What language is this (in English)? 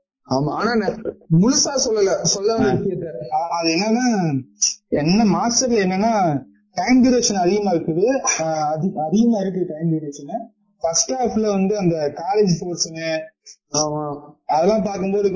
Tamil